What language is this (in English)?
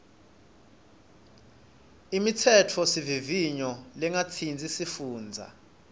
Swati